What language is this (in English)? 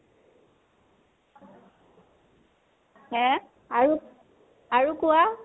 Assamese